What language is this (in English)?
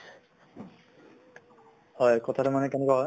Assamese